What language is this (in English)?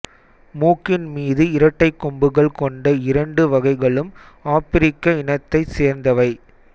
Tamil